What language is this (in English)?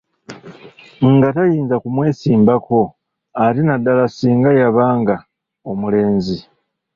Ganda